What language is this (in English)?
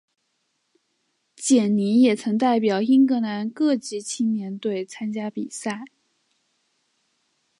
Chinese